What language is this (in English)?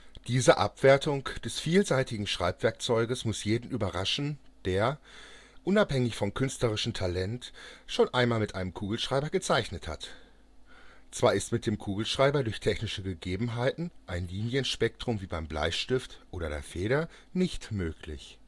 German